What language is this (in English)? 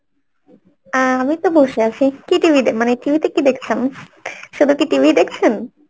Bangla